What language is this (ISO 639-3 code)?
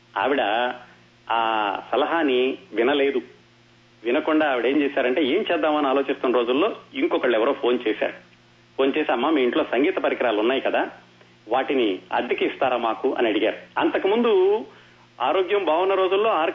tel